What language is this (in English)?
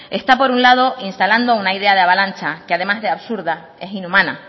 Spanish